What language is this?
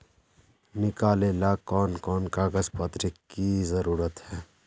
Magahi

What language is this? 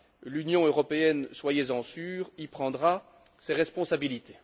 French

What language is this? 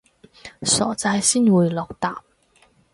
Cantonese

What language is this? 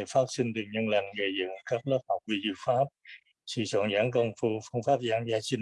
Vietnamese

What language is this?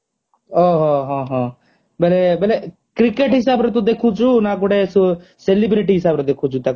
Odia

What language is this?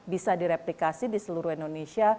Indonesian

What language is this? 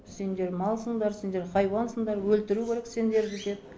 Kazakh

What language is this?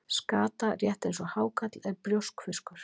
Icelandic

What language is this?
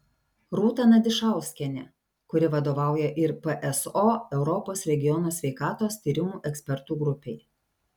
Lithuanian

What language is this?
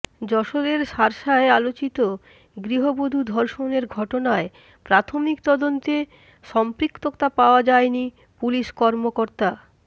Bangla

